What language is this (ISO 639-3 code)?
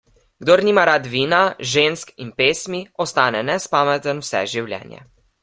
slv